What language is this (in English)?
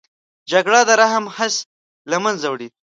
Pashto